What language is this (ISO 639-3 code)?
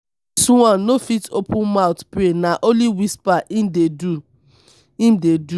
pcm